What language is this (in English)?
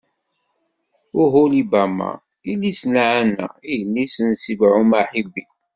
Kabyle